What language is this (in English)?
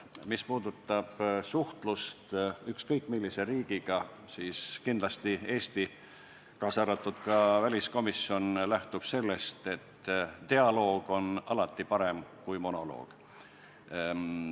Estonian